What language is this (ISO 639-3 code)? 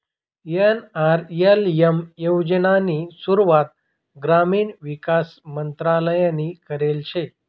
mar